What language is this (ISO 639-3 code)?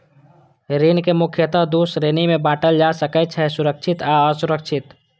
mai